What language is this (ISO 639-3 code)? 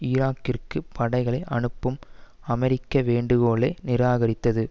tam